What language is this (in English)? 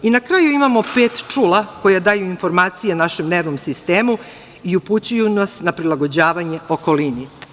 Serbian